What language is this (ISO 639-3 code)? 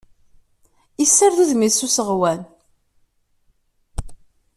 kab